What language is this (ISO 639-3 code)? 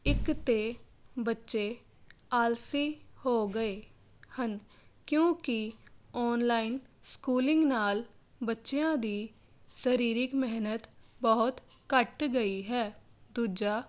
pan